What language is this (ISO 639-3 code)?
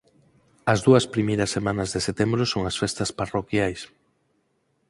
glg